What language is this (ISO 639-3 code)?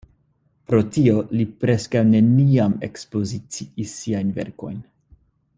epo